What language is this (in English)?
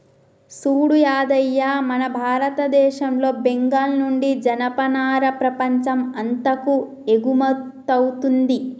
Telugu